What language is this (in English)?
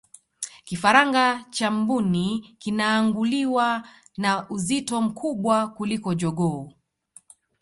Swahili